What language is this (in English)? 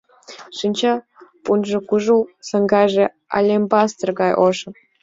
Mari